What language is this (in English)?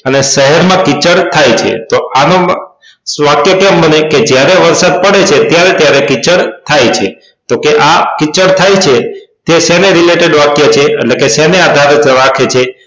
Gujarati